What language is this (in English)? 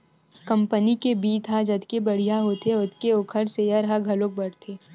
Chhattisgarhi